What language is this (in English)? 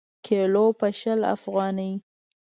Pashto